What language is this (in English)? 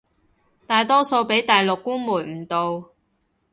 Cantonese